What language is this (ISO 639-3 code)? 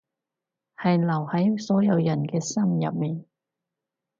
yue